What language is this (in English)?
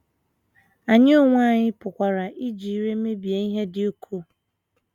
Igbo